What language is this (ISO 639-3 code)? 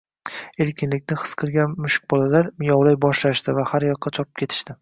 uzb